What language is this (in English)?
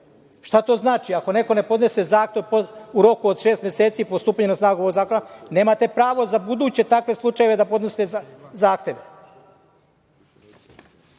Serbian